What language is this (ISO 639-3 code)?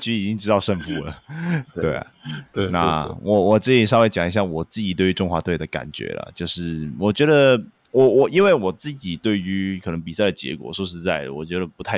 zho